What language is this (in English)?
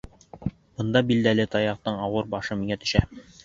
Bashkir